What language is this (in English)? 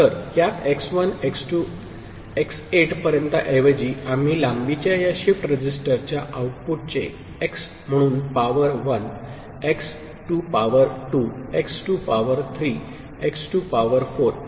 Marathi